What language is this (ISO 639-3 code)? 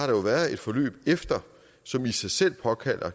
dan